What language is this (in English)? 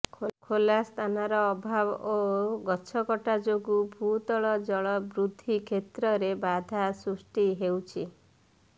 Odia